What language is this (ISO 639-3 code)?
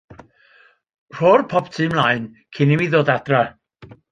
cym